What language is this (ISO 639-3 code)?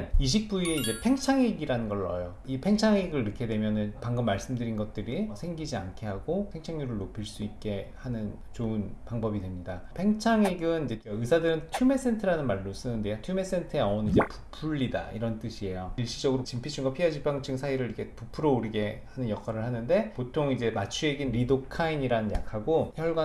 kor